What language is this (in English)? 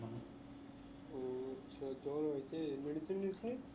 Bangla